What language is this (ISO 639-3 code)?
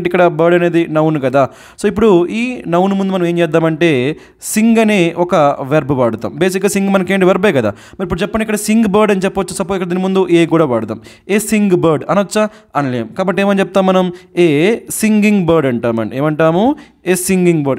tel